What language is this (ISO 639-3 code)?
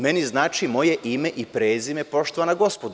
srp